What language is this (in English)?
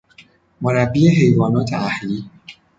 Persian